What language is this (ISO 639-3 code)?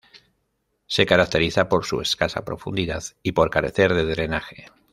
spa